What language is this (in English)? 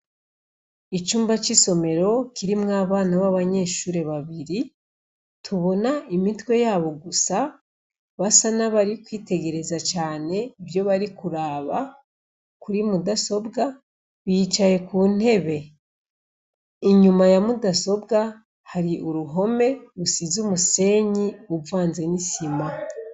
Rundi